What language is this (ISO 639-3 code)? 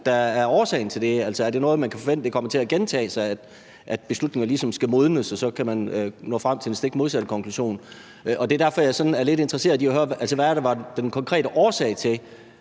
dan